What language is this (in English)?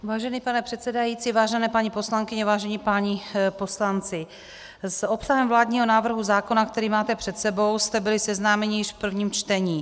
Czech